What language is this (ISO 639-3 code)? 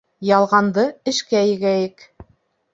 bak